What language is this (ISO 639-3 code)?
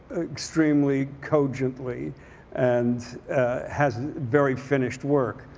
eng